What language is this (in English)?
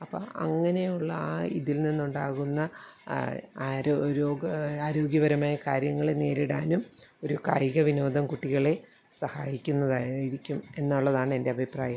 Malayalam